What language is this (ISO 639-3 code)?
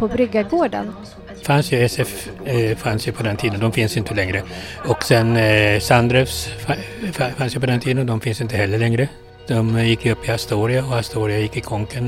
swe